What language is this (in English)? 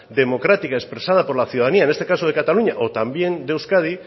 Spanish